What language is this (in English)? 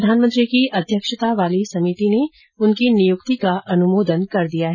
Hindi